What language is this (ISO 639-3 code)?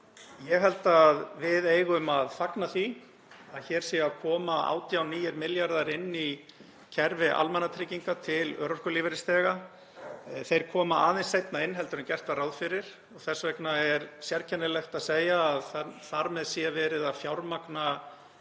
isl